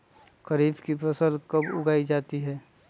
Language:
Magahi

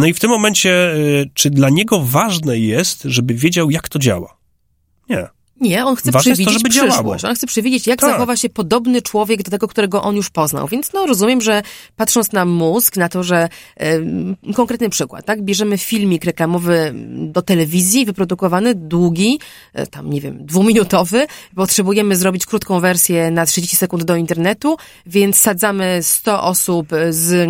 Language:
Polish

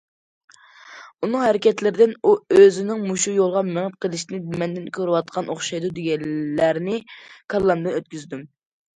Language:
Uyghur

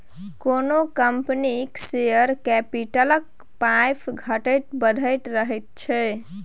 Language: Maithili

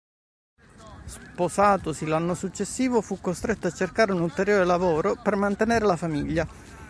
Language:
Italian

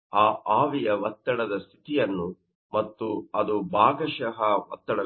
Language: Kannada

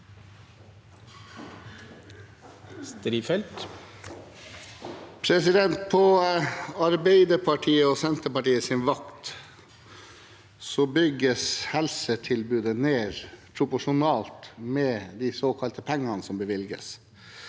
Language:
Norwegian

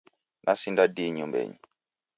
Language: Taita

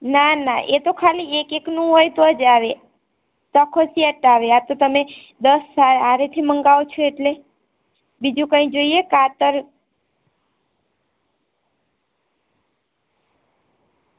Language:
Gujarati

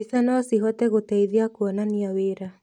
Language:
Kikuyu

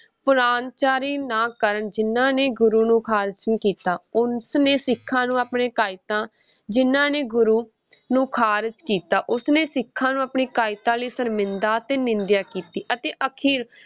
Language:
Punjabi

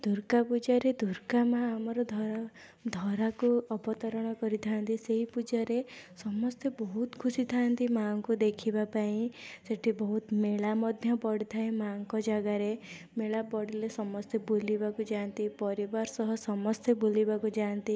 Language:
Odia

